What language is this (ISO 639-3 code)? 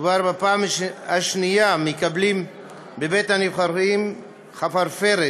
heb